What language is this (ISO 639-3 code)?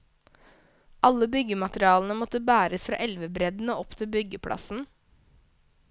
nor